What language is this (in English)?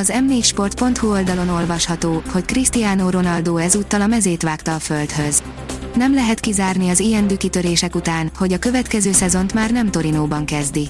Hungarian